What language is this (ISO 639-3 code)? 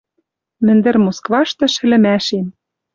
mrj